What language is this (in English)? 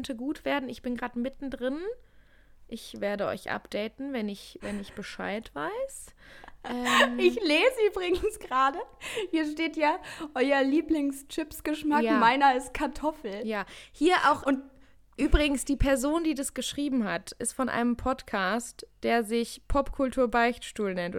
German